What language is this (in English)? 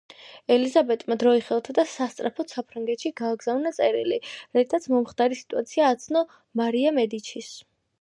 Georgian